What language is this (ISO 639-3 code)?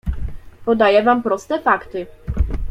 pol